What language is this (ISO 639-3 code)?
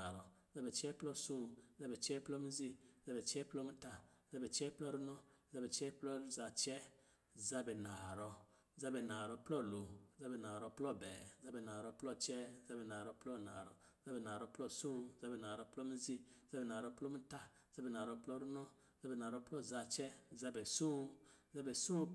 mgi